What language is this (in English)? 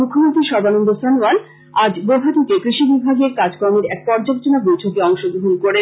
Bangla